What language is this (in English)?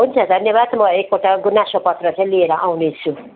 Nepali